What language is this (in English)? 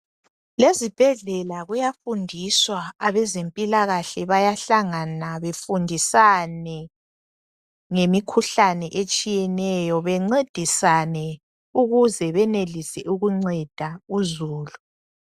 North Ndebele